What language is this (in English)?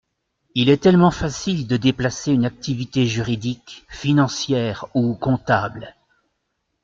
French